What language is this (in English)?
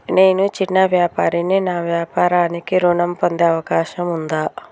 Telugu